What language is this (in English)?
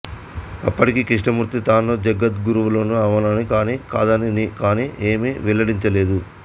Telugu